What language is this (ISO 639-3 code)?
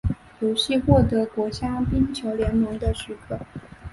zho